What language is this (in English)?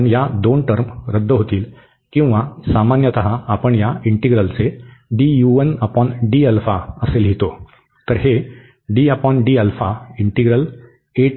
Marathi